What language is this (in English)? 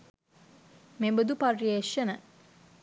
Sinhala